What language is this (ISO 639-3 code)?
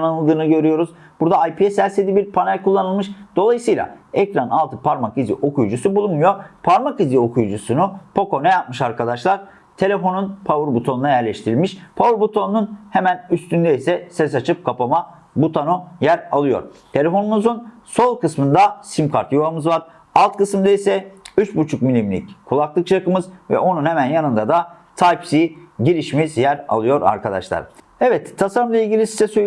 tur